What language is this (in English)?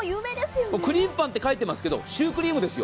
Japanese